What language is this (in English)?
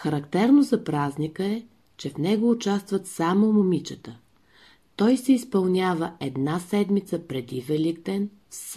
Bulgarian